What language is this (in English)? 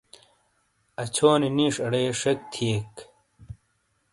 Shina